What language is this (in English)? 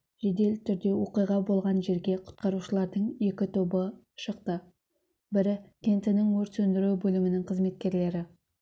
Kazakh